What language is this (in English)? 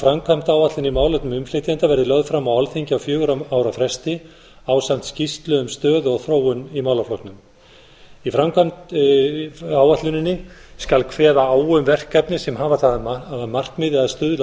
Icelandic